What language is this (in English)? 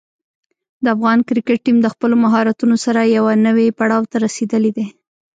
Pashto